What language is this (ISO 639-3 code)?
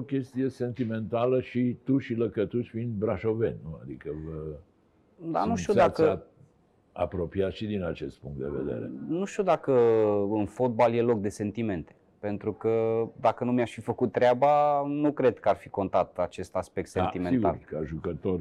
ron